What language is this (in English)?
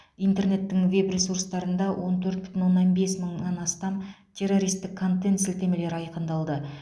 Kazakh